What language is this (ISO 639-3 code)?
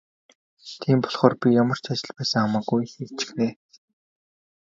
mon